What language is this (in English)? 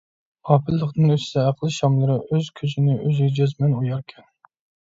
Uyghur